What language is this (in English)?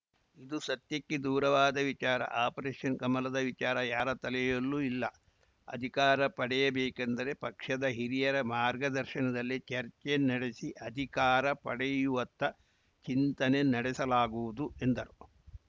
Kannada